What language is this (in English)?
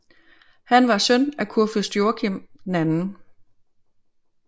Danish